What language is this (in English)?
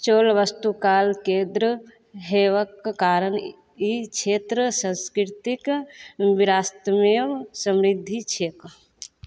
Maithili